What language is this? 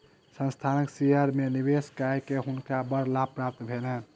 Maithili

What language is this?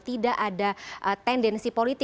Indonesian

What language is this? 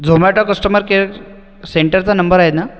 Marathi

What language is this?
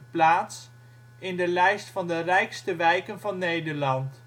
Dutch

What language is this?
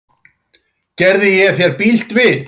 Icelandic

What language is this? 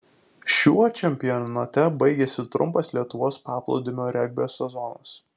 Lithuanian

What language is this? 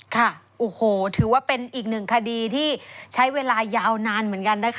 Thai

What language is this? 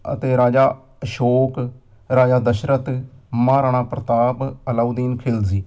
Punjabi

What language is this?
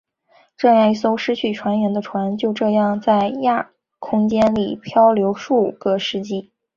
Chinese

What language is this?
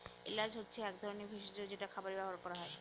Bangla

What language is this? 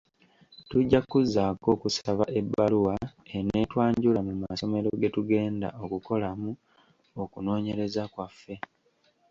Ganda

